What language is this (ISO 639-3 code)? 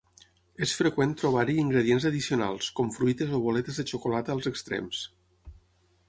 cat